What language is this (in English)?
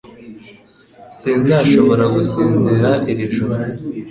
Kinyarwanda